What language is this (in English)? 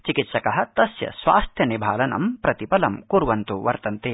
Sanskrit